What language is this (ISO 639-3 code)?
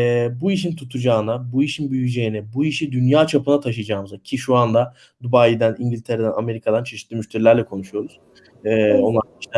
tur